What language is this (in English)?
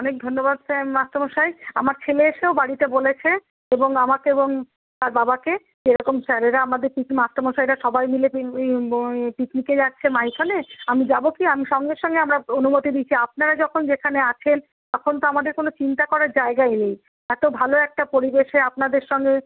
Bangla